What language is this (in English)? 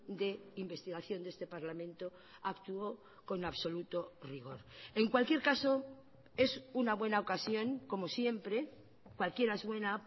Spanish